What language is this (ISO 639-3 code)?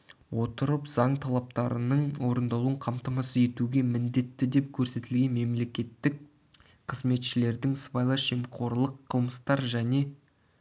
kaz